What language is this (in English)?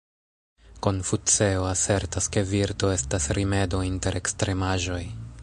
Esperanto